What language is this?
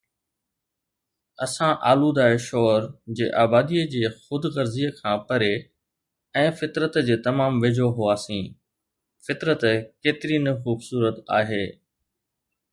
Sindhi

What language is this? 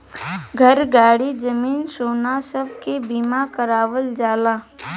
Bhojpuri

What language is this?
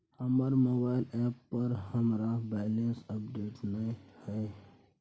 Maithili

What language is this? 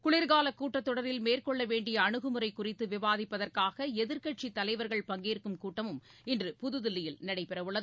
Tamil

